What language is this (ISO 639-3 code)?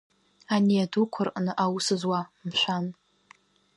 abk